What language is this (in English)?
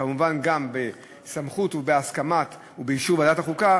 Hebrew